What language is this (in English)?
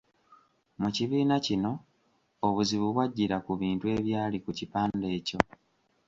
Ganda